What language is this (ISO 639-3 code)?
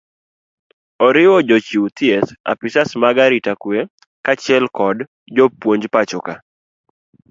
luo